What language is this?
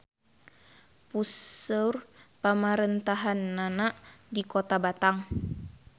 Sundanese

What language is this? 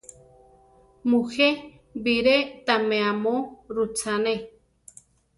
Central Tarahumara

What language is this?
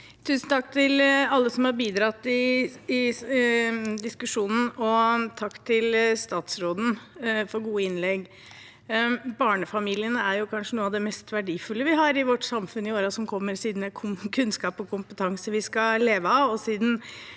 Norwegian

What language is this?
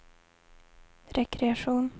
Swedish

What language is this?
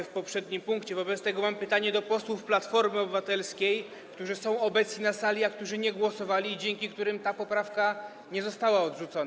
Polish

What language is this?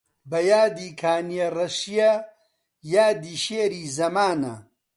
Central Kurdish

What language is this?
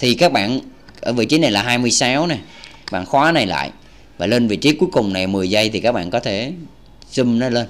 Vietnamese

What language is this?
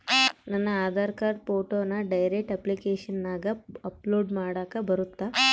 Kannada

